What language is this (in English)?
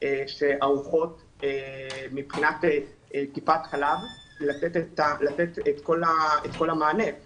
Hebrew